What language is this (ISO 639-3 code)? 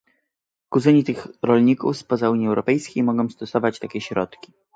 pol